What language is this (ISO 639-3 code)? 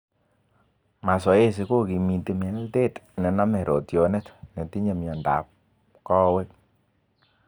kln